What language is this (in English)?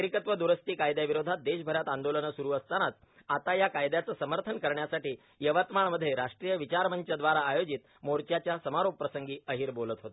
Marathi